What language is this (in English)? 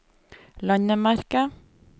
Norwegian